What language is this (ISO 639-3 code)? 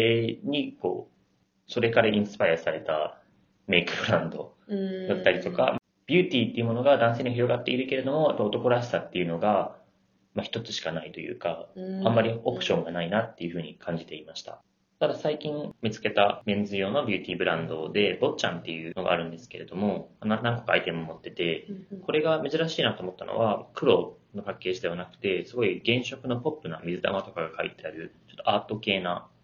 jpn